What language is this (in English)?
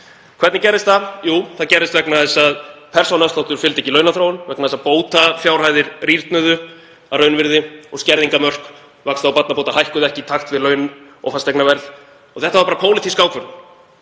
Icelandic